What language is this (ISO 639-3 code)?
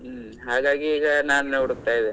kan